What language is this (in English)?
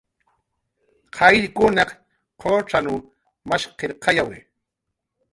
Jaqaru